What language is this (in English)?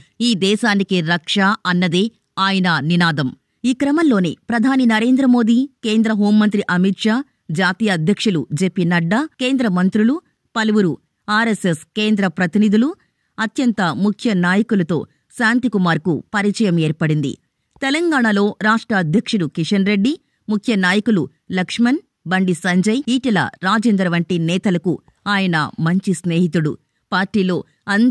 Telugu